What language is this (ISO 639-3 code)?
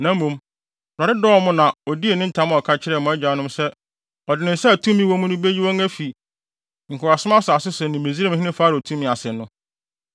aka